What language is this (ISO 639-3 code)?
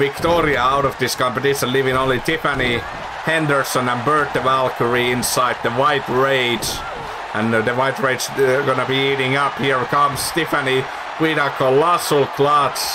eng